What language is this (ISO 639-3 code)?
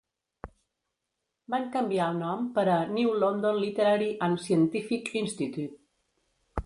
cat